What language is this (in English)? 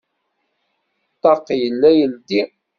Kabyle